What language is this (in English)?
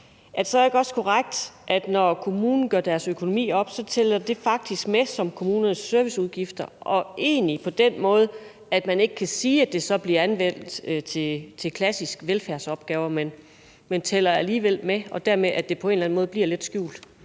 Danish